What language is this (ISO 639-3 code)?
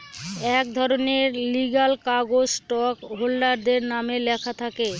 ben